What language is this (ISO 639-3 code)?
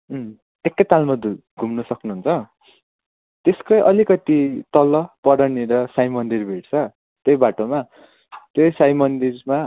nep